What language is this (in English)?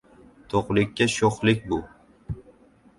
Uzbek